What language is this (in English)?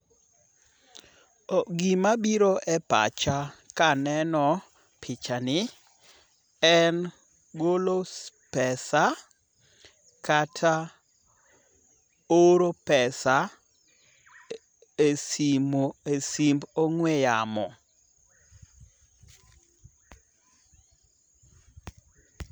Luo (Kenya and Tanzania)